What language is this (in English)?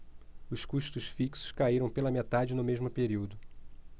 Portuguese